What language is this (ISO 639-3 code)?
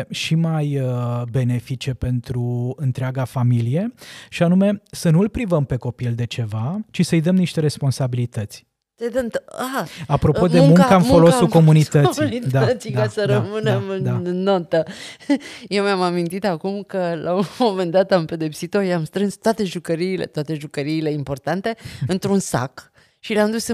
ron